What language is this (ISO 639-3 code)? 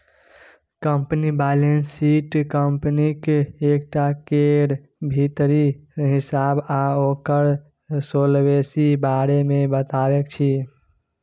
mai